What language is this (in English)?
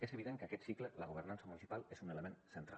Catalan